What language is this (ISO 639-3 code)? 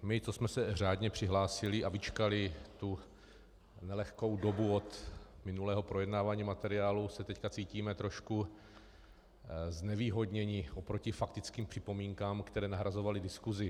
ces